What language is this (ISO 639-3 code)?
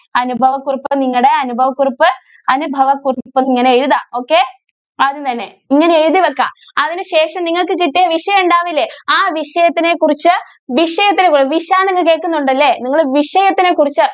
mal